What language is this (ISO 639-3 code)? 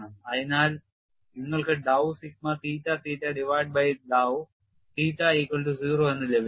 mal